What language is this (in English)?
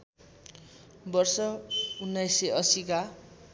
Nepali